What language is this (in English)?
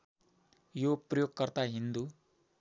Nepali